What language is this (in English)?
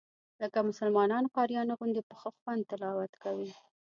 Pashto